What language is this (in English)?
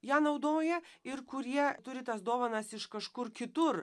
Lithuanian